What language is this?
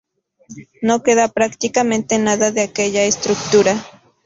Spanish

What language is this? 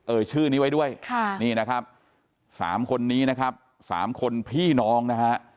Thai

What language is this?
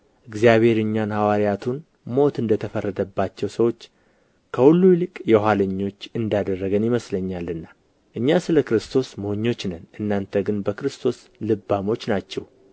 Amharic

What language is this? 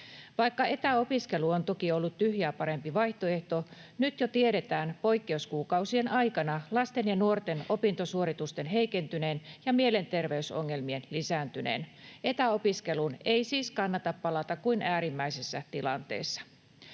Finnish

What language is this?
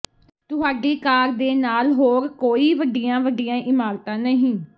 Punjabi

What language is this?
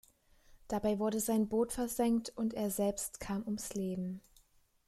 German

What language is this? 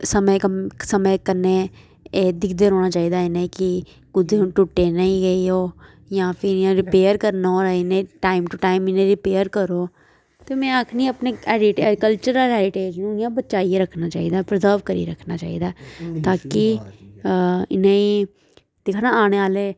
Dogri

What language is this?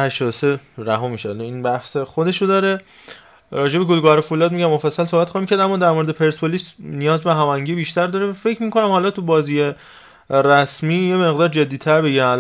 Persian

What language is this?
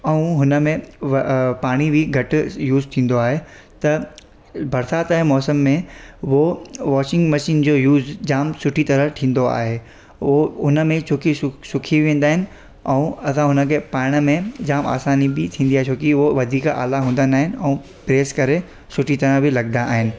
Sindhi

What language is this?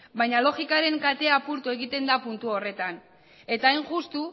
Basque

